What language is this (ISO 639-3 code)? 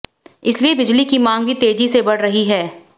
hin